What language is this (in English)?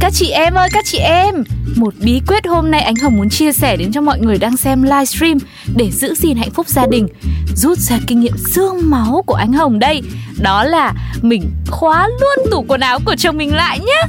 Vietnamese